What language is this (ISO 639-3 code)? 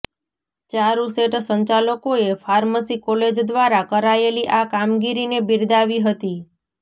guj